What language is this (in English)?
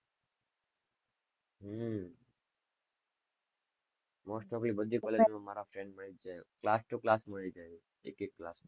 Gujarati